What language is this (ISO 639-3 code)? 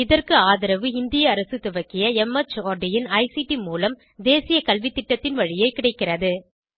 tam